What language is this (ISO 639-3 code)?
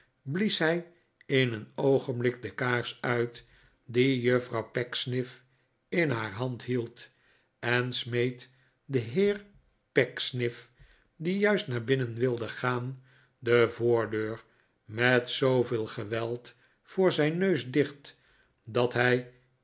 nld